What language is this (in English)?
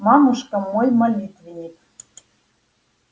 Russian